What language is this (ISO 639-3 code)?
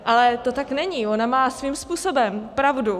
ces